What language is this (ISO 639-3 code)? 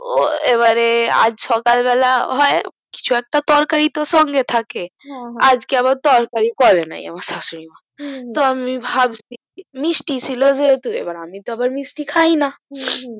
ben